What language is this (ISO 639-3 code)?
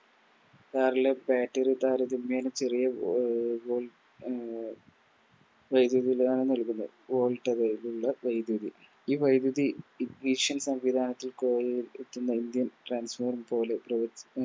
mal